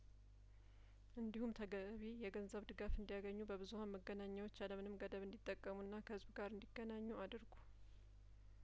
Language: Amharic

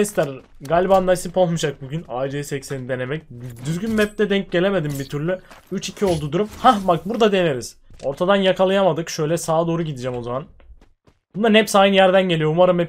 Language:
Turkish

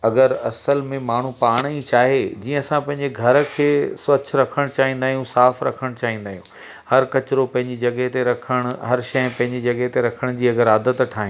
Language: Sindhi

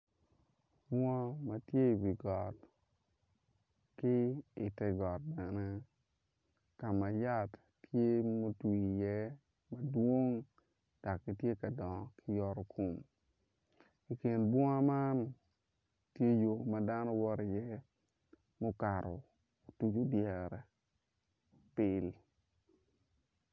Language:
Acoli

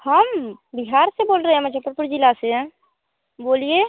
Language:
Hindi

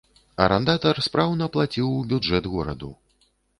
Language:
Belarusian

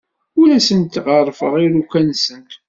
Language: Kabyle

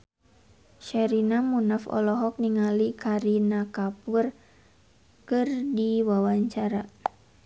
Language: Sundanese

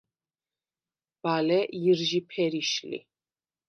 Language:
Svan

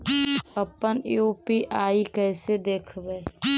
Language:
Magahi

